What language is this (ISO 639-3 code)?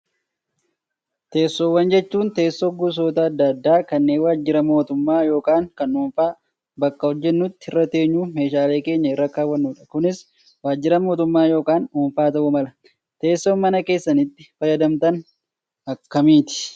orm